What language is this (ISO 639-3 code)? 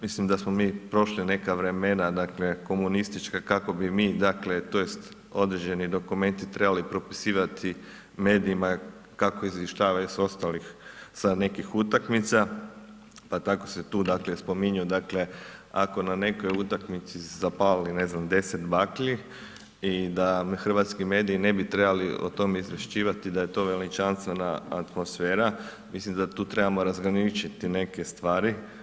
hrv